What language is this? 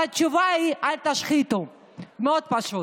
Hebrew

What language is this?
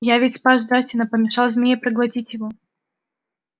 Russian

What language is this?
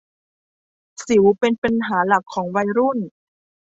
Thai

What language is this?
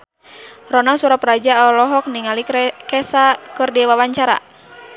Sundanese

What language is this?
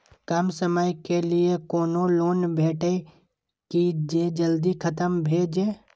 Maithili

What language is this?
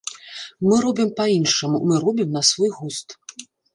Belarusian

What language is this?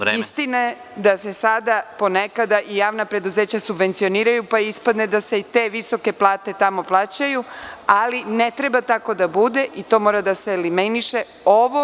Serbian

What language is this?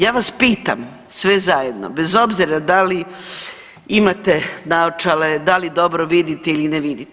Croatian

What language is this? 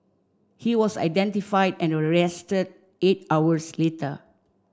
English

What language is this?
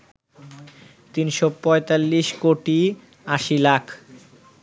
Bangla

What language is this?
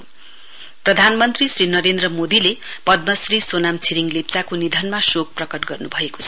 Nepali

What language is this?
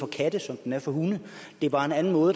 Danish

